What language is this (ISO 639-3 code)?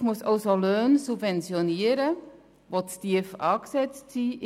gsw